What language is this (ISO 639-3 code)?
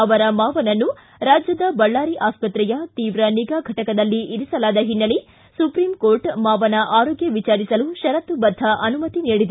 kan